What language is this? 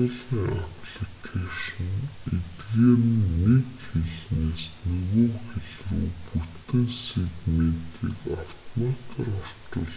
Mongolian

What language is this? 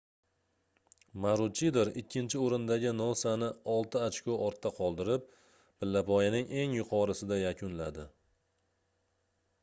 Uzbek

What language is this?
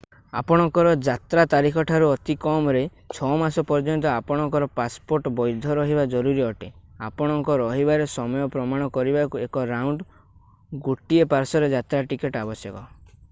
Odia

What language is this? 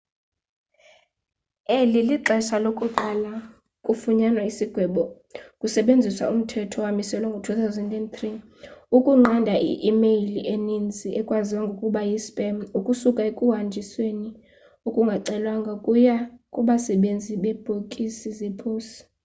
Xhosa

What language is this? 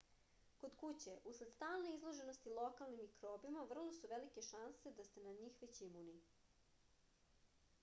Serbian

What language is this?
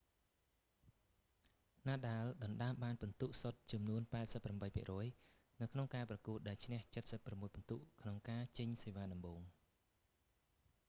Khmer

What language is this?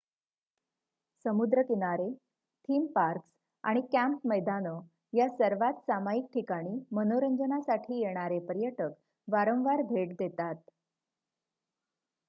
Marathi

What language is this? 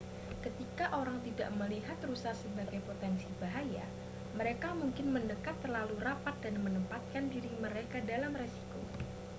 Indonesian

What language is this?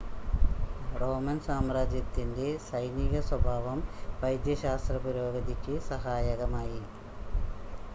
Malayalam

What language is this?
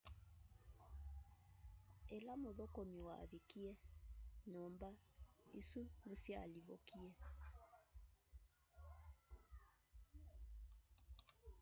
Kamba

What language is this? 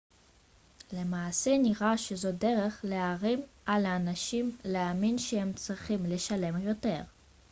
Hebrew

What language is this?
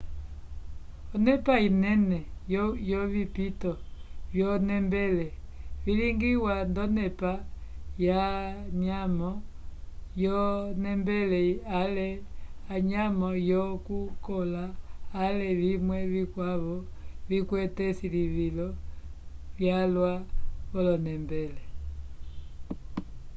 Umbundu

